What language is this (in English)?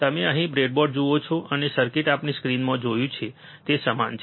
Gujarati